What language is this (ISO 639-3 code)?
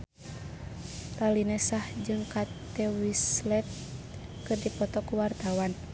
sun